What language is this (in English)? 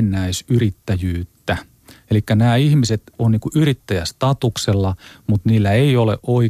Finnish